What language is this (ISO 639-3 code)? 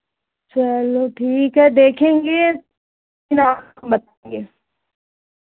hin